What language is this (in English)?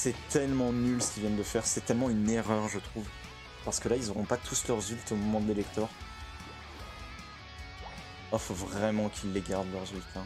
French